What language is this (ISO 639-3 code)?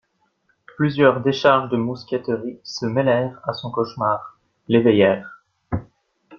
fra